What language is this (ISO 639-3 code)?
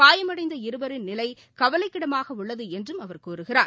tam